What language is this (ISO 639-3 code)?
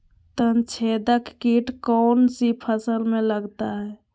mag